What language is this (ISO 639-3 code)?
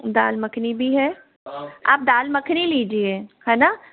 hin